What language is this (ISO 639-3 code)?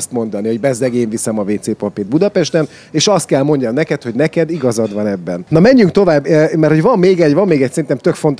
hun